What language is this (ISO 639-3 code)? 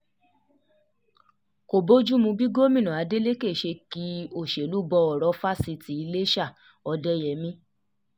yor